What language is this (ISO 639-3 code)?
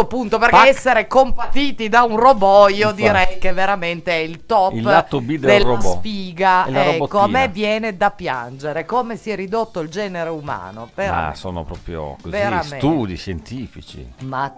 ita